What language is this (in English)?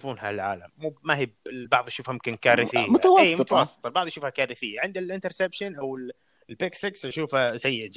Arabic